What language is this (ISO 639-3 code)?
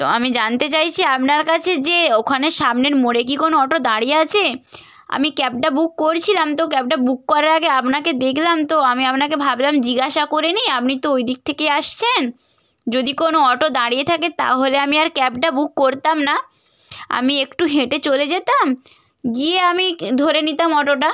ben